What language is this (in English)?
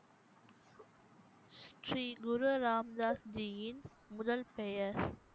Tamil